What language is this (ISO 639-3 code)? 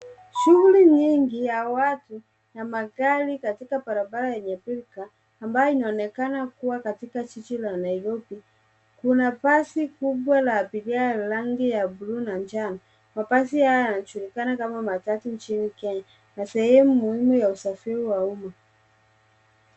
swa